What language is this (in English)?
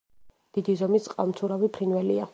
Georgian